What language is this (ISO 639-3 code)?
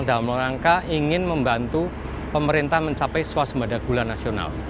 ind